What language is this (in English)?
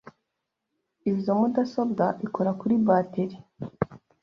Kinyarwanda